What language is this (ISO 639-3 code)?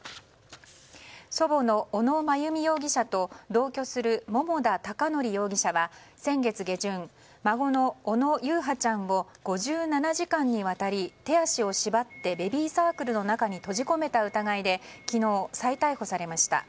jpn